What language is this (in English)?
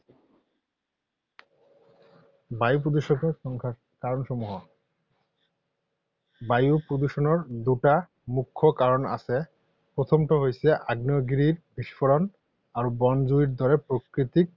Assamese